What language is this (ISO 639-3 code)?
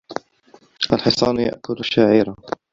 ara